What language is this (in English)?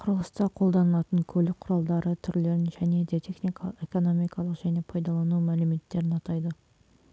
Kazakh